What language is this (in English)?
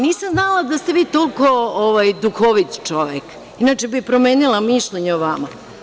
Serbian